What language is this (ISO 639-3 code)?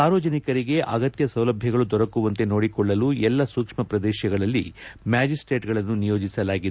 kan